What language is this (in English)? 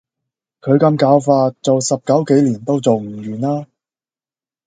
Cantonese